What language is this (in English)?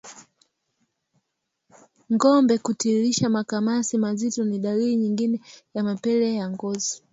Swahili